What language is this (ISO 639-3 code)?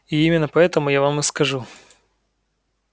rus